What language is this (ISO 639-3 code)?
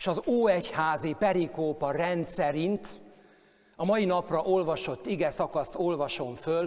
hun